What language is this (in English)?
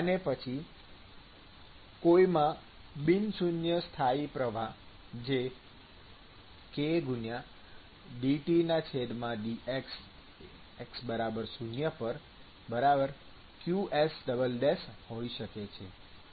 Gujarati